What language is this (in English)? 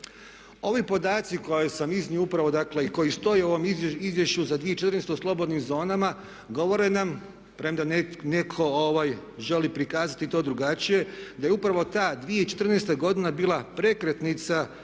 Croatian